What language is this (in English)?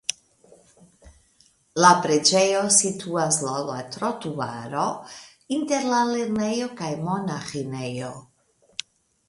Esperanto